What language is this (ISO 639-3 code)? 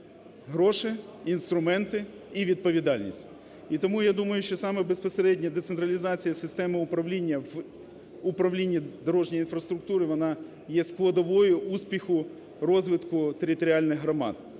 ukr